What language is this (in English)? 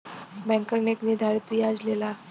Bhojpuri